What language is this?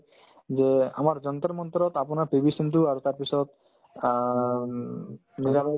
Assamese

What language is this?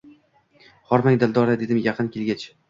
Uzbek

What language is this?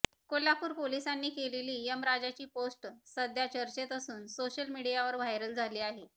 Marathi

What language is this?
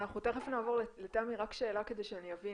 Hebrew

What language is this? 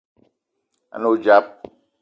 Eton (Cameroon)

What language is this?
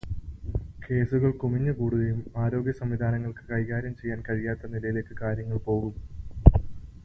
Malayalam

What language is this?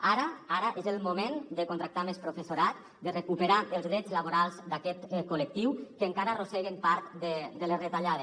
Catalan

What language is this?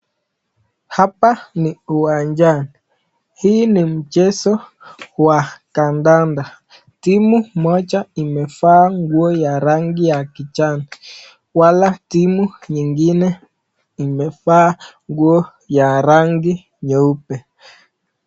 Swahili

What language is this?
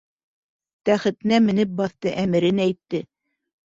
Bashkir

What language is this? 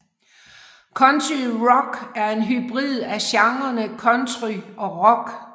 Danish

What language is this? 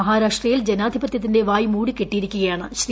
Malayalam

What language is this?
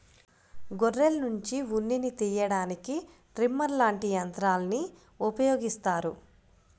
Telugu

